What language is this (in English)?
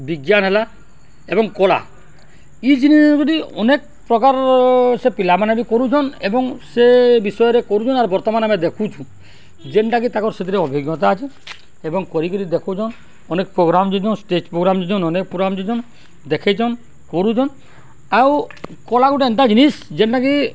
Odia